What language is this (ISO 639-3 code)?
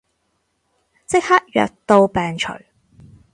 yue